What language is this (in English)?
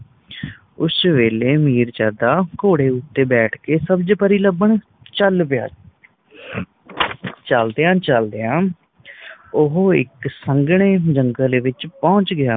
Punjabi